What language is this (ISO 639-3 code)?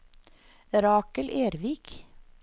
nor